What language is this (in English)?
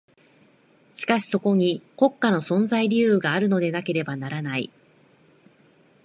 Japanese